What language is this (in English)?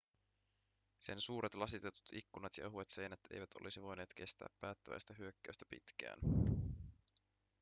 Finnish